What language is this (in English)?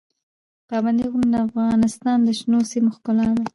Pashto